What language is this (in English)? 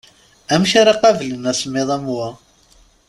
Kabyle